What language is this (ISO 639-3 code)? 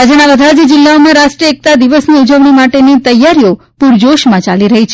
guj